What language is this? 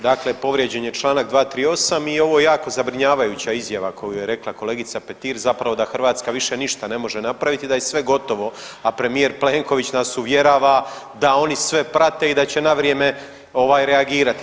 Croatian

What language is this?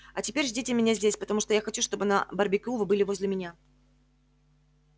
Russian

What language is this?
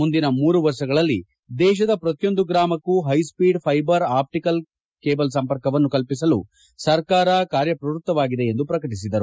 Kannada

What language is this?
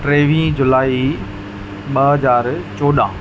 Sindhi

